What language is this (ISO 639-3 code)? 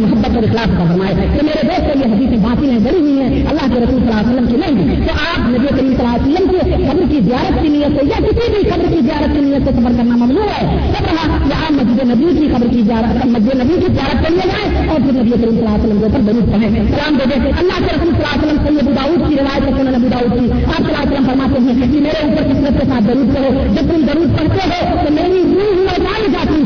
urd